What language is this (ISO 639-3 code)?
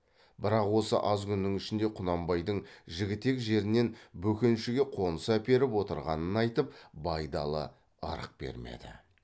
kaz